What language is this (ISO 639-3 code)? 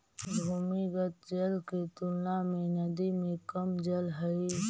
mag